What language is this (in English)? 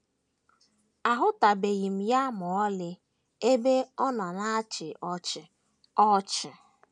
Igbo